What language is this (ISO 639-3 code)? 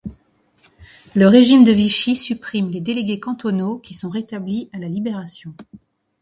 fra